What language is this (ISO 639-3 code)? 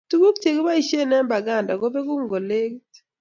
kln